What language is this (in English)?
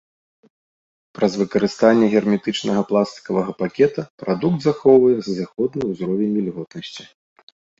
Belarusian